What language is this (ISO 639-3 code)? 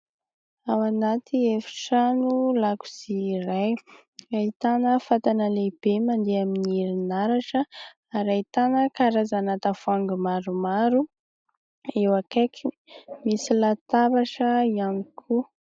mlg